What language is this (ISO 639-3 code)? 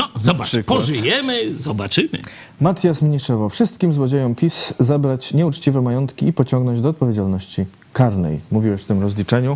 pol